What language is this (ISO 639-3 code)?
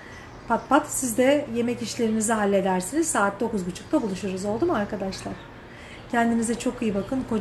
tur